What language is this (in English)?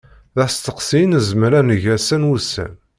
Kabyle